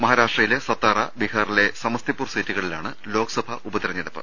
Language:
Malayalam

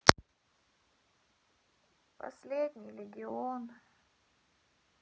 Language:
Russian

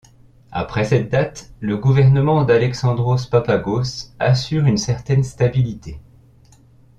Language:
French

